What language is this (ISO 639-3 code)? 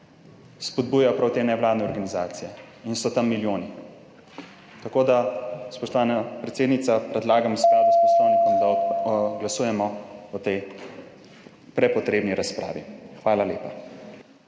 slv